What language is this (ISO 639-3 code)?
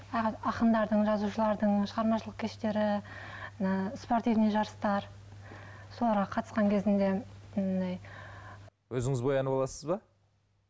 kaz